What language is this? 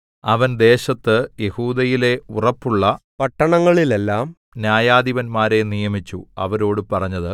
Malayalam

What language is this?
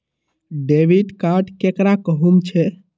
Magahi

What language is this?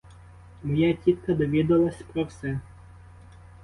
Ukrainian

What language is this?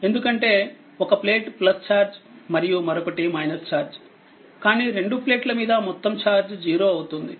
Telugu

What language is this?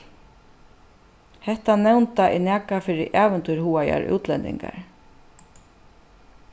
Faroese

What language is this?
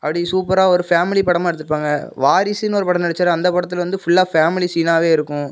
Tamil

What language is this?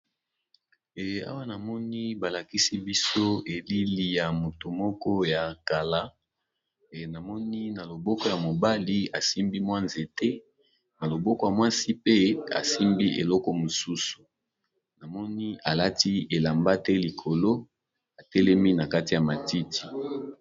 Lingala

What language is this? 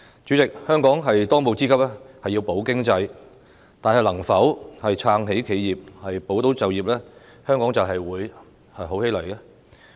Cantonese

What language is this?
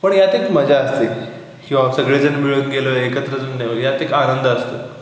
Marathi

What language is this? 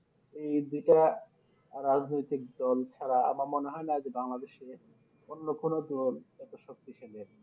Bangla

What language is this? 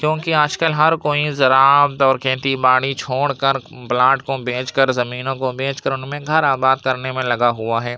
Urdu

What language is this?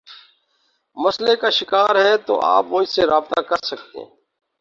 Urdu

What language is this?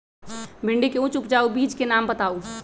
Magahi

